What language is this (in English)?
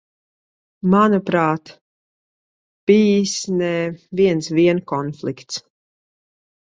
Latvian